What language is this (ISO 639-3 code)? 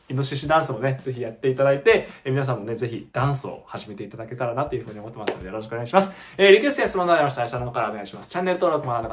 jpn